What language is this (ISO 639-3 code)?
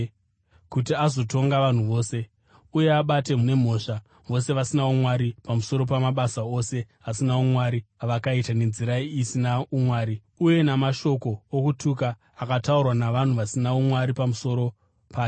sna